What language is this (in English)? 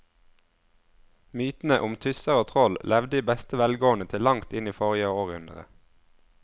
Norwegian